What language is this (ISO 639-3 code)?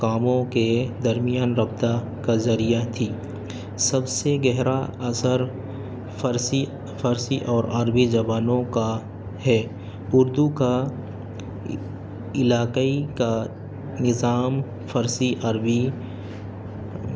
urd